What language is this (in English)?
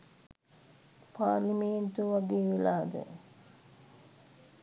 Sinhala